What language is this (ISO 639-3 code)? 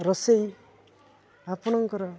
ori